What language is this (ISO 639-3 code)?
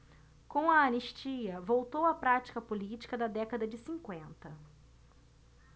por